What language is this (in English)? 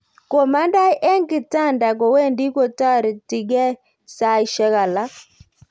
Kalenjin